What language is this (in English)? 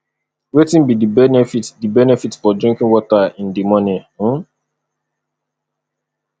Nigerian Pidgin